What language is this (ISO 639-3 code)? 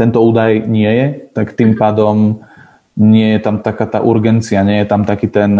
slk